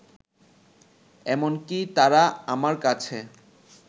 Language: Bangla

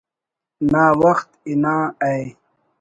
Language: Brahui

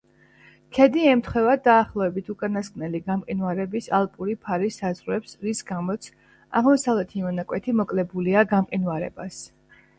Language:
Georgian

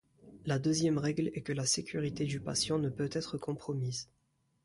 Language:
French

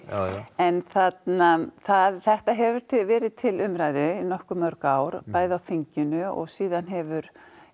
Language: Icelandic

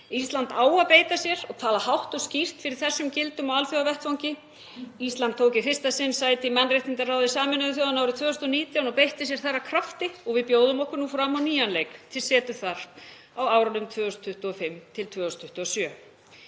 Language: Icelandic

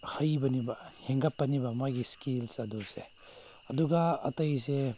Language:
Manipuri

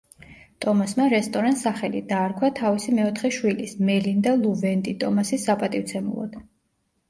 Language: Georgian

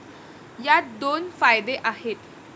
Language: Marathi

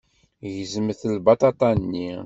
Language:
Kabyle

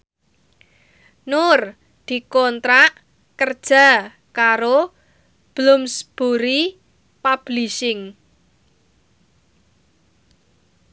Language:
Javanese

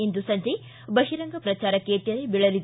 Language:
Kannada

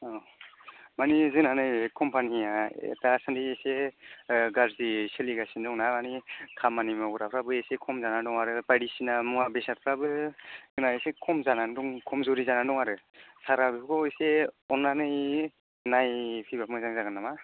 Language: Bodo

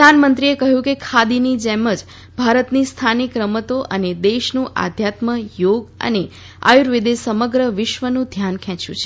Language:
Gujarati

